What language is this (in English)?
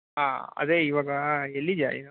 Kannada